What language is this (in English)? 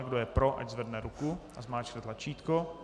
Czech